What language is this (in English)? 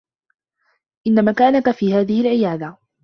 Arabic